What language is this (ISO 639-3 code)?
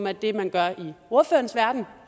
dan